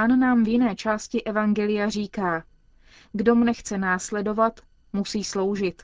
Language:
Czech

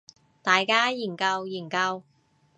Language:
Cantonese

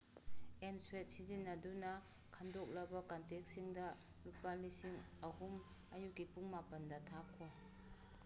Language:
Manipuri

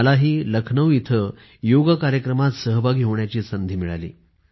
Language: Marathi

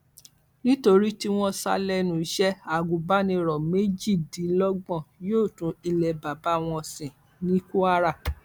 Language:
Yoruba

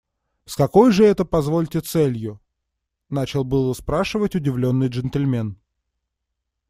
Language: Russian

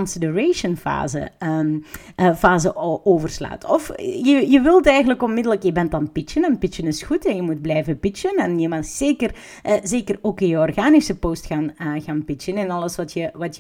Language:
Dutch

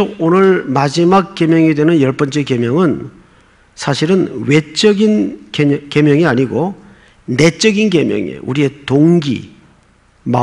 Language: Korean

